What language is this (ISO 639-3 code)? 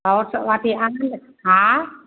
mai